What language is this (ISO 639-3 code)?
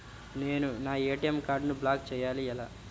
tel